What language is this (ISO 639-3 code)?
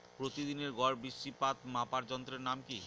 ben